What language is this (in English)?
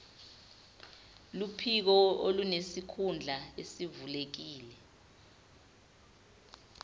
Zulu